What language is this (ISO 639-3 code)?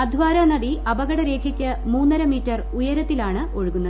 mal